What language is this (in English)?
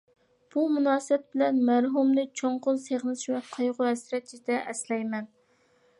Uyghur